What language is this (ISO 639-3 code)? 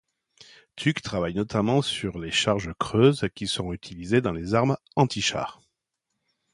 fra